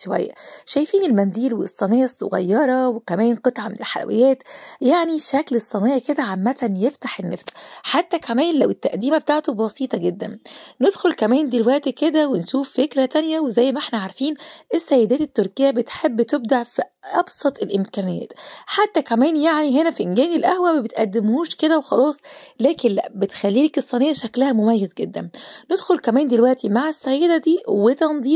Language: Arabic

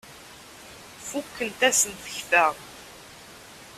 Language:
Kabyle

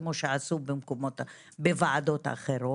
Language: Hebrew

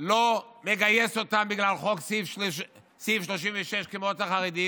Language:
Hebrew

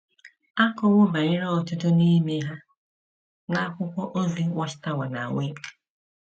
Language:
Igbo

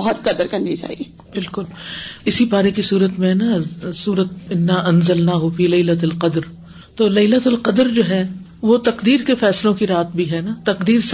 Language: Urdu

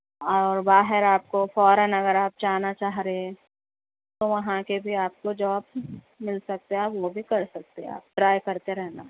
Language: Urdu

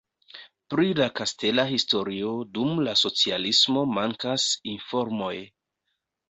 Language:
Esperanto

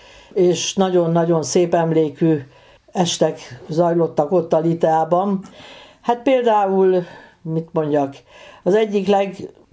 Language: Hungarian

